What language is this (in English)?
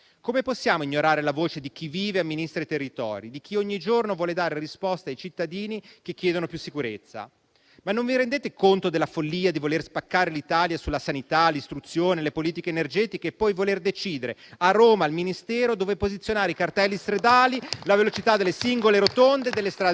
Italian